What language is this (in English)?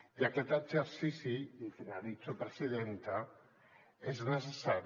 Catalan